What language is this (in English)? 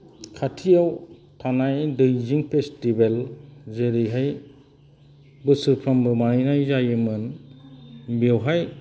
Bodo